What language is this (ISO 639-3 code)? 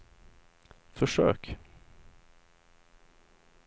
swe